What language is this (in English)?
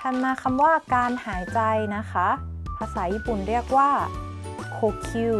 Thai